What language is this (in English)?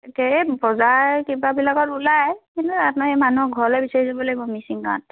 Assamese